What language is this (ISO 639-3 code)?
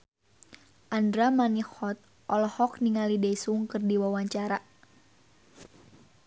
sun